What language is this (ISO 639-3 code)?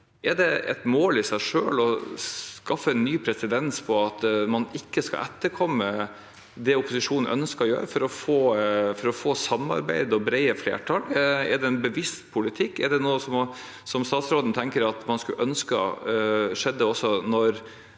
nor